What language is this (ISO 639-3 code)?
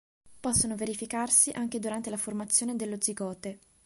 ita